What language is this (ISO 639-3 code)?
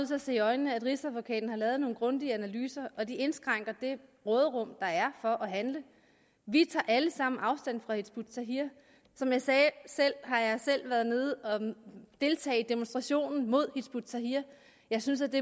dan